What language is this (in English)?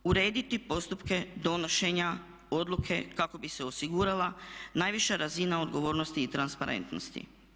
Croatian